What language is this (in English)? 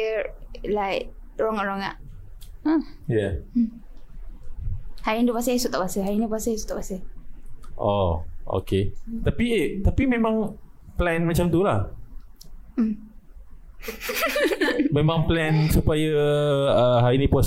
Malay